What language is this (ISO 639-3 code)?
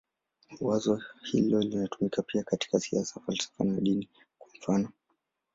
swa